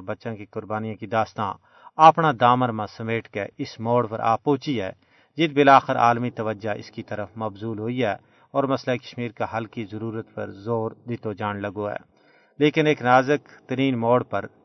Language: Urdu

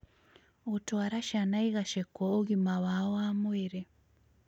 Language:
Kikuyu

